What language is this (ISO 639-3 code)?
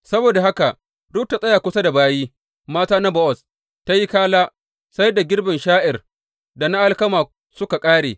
hau